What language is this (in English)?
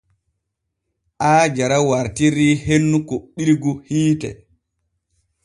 Borgu Fulfulde